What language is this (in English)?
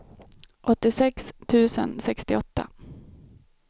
Swedish